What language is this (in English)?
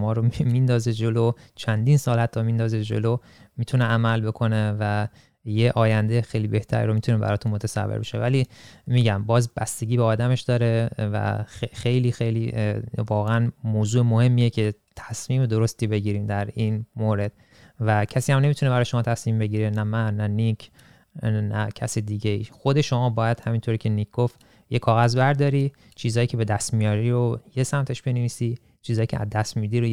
Persian